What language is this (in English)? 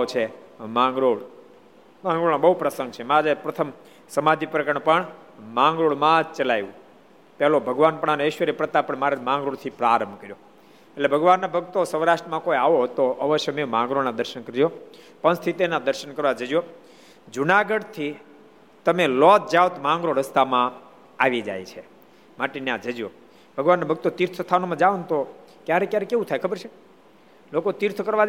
Gujarati